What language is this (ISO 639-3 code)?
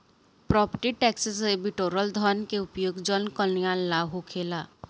bho